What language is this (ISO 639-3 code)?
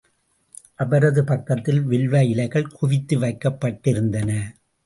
tam